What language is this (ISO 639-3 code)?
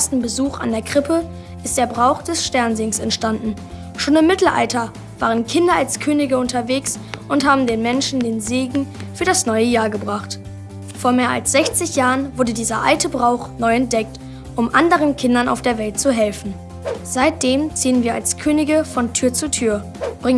deu